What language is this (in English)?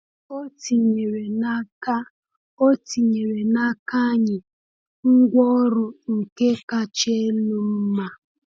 Igbo